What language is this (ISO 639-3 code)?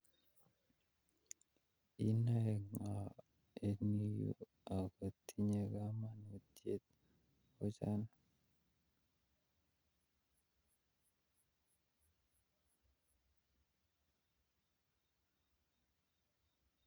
kln